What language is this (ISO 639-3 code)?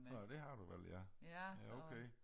dan